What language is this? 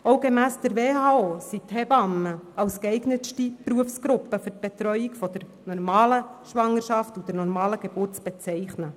Swiss German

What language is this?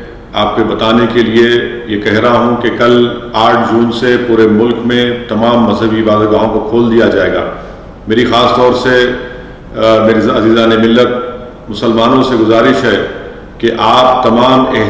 Hindi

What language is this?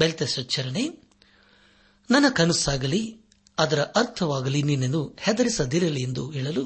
Kannada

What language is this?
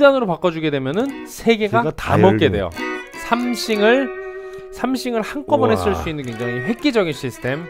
Korean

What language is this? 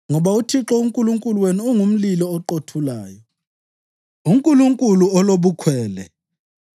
North Ndebele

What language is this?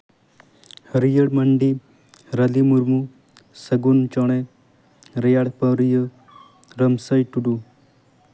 Santali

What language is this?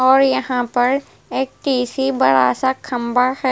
Hindi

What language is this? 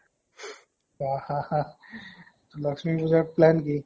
Assamese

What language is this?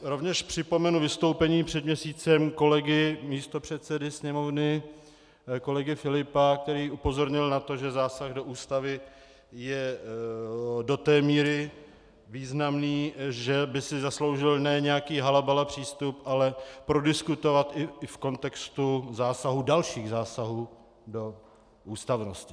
Czech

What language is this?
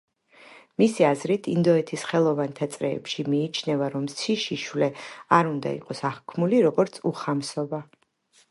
Georgian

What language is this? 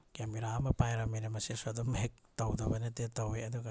Manipuri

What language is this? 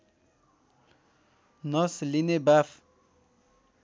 Nepali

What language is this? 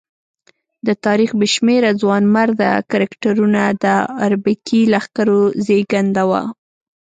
Pashto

